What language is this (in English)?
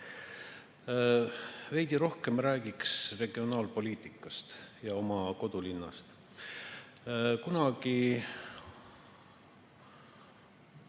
Estonian